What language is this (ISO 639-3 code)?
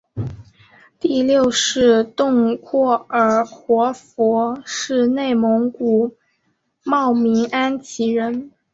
zho